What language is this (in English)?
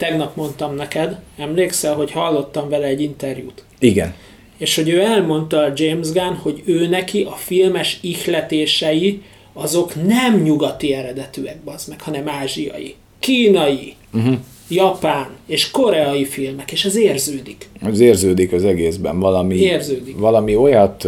Hungarian